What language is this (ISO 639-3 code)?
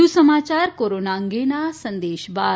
guj